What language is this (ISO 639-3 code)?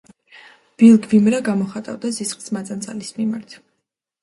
kat